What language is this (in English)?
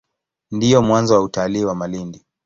Swahili